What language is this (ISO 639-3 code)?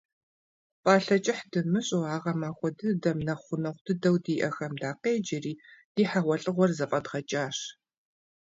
kbd